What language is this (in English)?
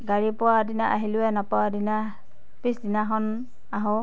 Assamese